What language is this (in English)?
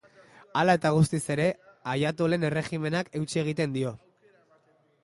Basque